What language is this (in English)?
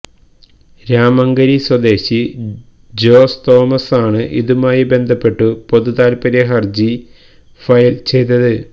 Malayalam